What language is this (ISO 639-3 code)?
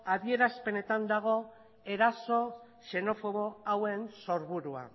eus